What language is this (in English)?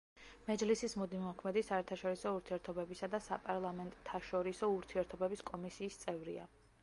Georgian